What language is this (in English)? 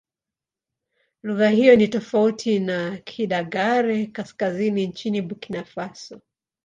Swahili